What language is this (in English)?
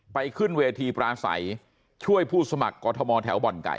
Thai